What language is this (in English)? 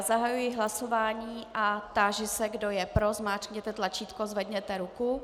Czech